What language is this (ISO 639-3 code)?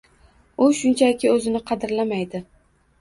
uzb